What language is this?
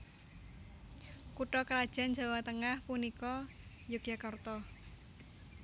Javanese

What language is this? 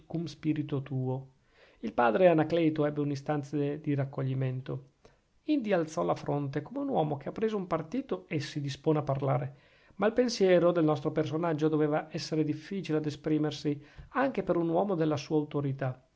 Italian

